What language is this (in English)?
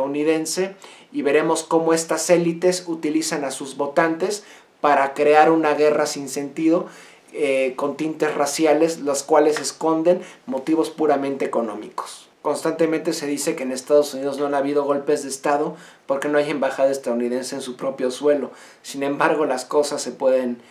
Spanish